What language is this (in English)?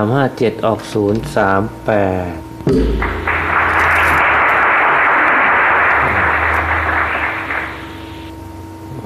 Thai